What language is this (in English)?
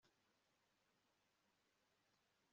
Kinyarwanda